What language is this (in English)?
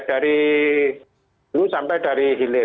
Indonesian